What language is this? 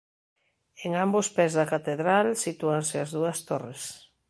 Galician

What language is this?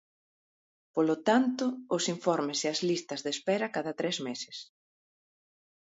Galician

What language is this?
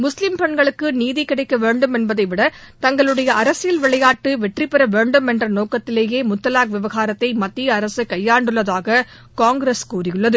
Tamil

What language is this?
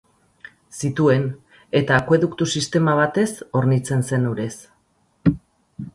Basque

